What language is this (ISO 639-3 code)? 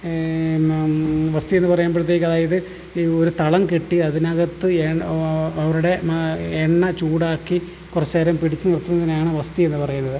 mal